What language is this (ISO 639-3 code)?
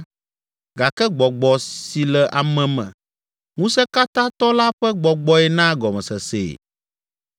ewe